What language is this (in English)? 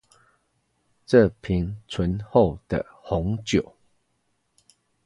Chinese